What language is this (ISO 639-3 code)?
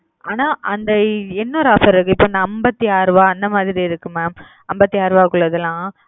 tam